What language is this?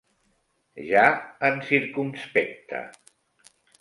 Catalan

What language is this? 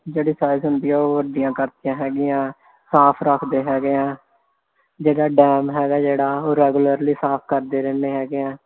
Punjabi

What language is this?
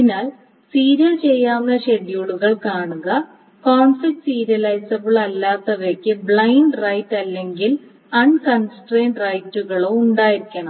Malayalam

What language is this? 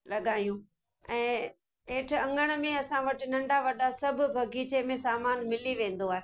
Sindhi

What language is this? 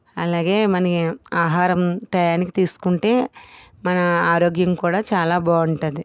Telugu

